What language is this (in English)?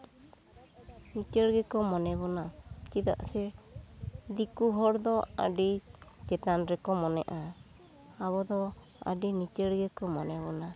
Santali